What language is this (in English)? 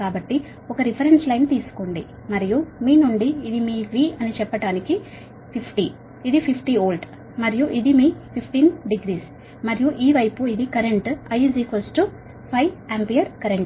Telugu